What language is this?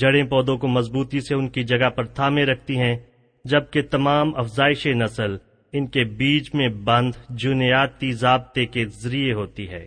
Urdu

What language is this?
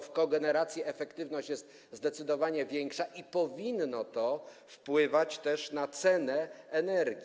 Polish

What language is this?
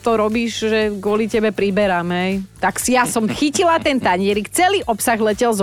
Slovak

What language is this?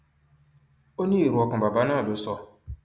Yoruba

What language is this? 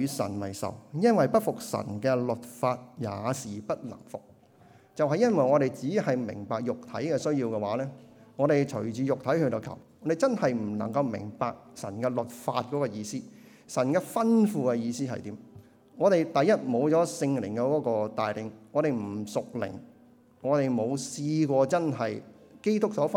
Chinese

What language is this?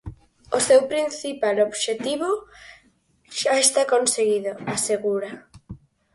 Galician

